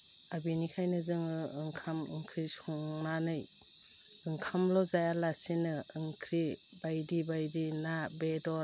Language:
Bodo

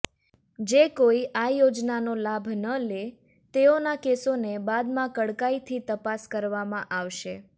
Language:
Gujarati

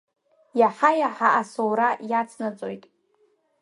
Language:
Abkhazian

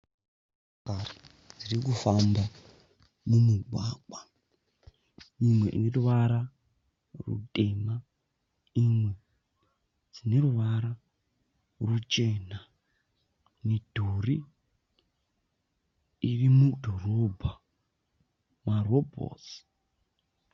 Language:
Shona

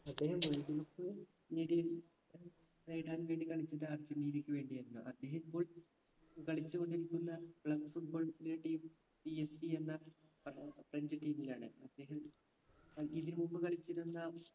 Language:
Malayalam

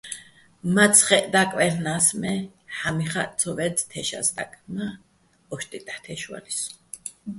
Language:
Bats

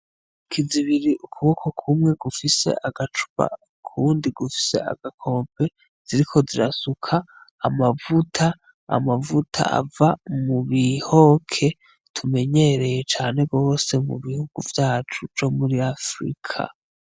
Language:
Rundi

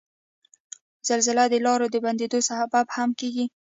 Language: Pashto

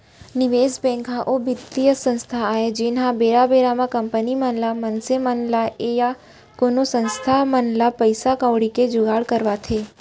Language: Chhattisgarhi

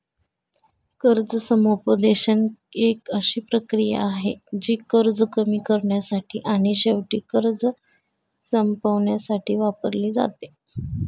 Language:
Marathi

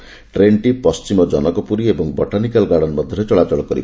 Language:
Odia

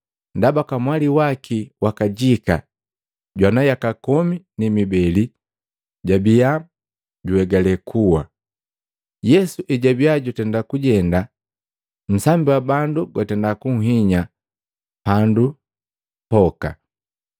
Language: Matengo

